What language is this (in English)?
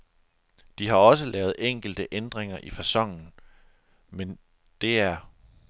Danish